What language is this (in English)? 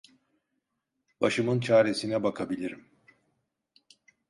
Turkish